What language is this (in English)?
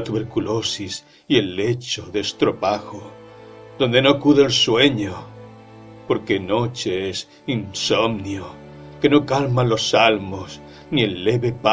Spanish